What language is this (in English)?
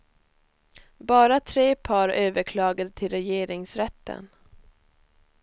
Swedish